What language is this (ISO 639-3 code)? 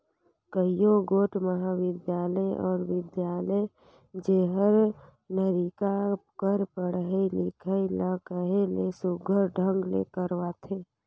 hne